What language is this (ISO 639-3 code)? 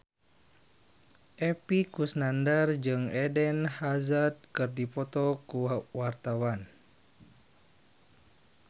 sun